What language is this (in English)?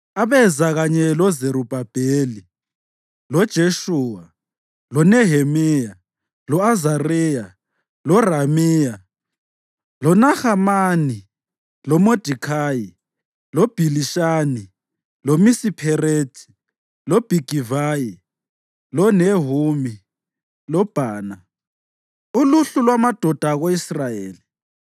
North Ndebele